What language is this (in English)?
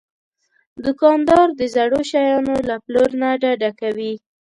Pashto